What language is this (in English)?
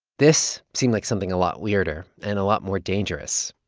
English